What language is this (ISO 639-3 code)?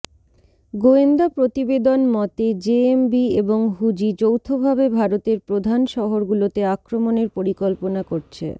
ben